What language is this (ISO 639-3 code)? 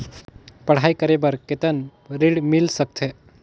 hne